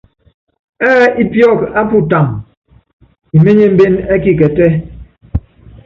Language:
Yangben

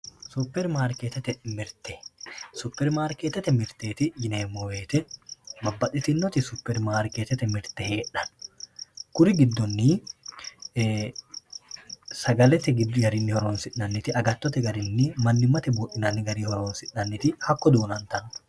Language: Sidamo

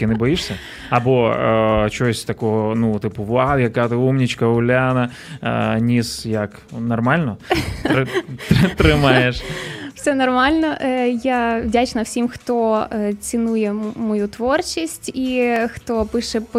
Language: Ukrainian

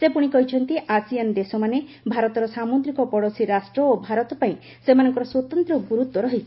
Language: Odia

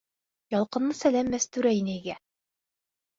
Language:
Bashkir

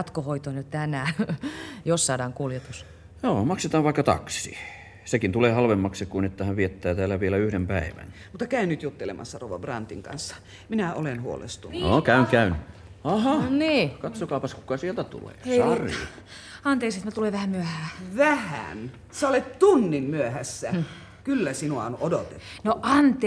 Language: Finnish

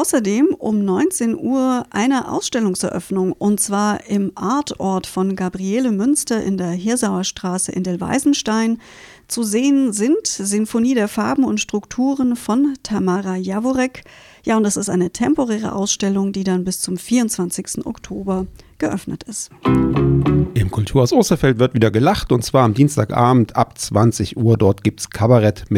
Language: German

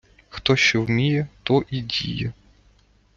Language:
Ukrainian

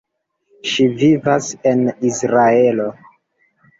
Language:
Esperanto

